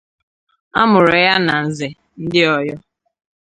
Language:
Igbo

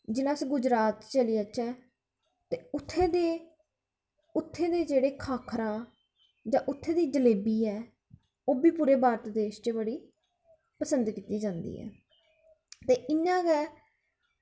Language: Dogri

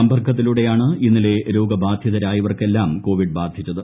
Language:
Malayalam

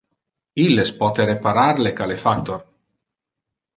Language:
Interlingua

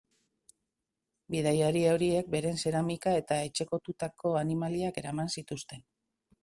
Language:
Basque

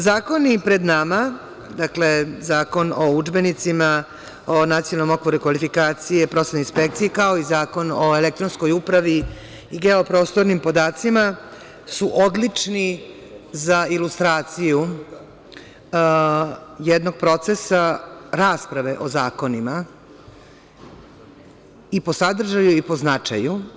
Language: Serbian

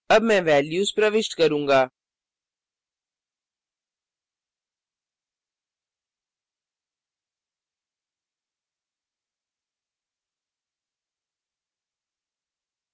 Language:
Hindi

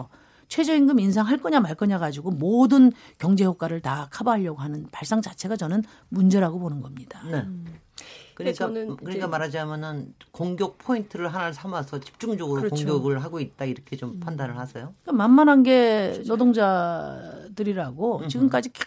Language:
Korean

